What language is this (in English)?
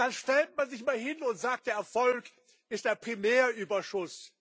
German